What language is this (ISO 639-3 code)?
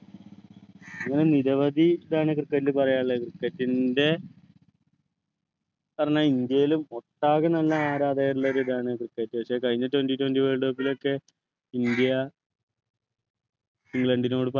mal